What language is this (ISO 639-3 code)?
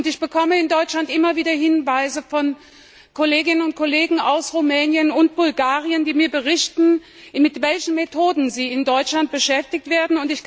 deu